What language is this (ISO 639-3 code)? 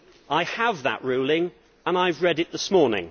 eng